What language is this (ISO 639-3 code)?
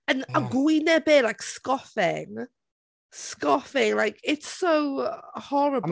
cym